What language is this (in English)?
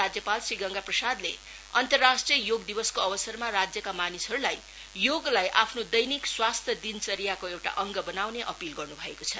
Nepali